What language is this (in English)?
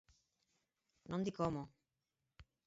Galician